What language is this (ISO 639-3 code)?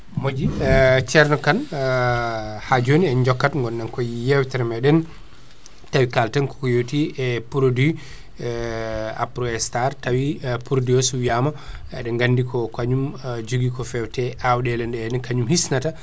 ful